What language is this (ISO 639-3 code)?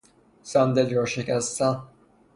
fas